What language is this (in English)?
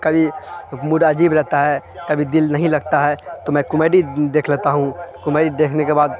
Urdu